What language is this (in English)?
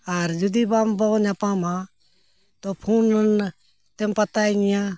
Santali